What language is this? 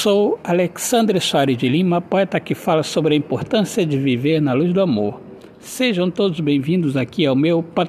Portuguese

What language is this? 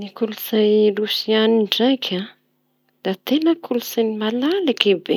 Tanosy Malagasy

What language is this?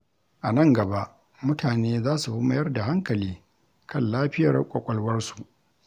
Hausa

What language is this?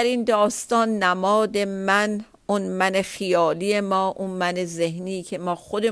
Persian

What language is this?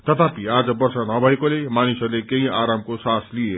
Nepali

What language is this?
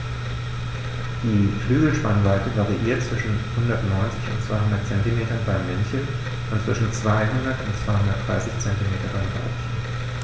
German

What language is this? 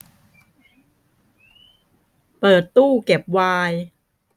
Thai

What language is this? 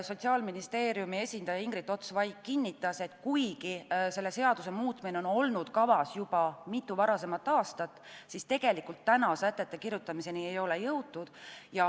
Estonian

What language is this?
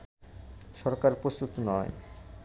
Bangla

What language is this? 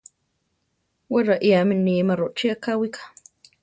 Central Tarahumara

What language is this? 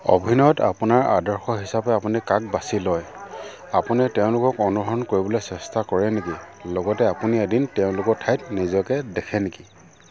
Assamese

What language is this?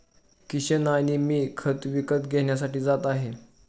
Marathi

